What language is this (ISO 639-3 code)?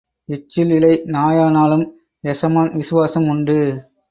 tam